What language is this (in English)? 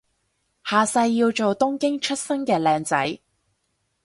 Cantonese